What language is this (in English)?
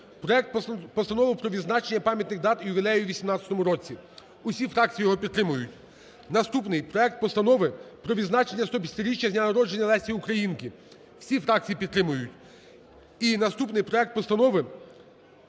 Ukrainian